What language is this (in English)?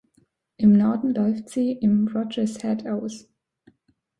German